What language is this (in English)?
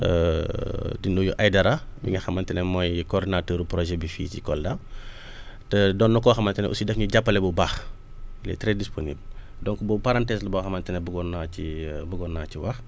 Wolof